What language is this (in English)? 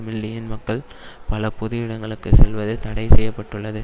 Tamil